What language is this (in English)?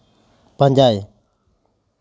Santali